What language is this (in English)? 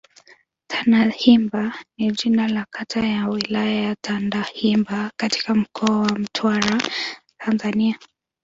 Swahili